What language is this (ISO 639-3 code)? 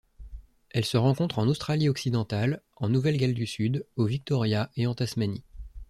fra